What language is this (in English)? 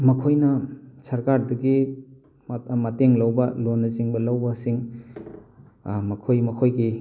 Manipuri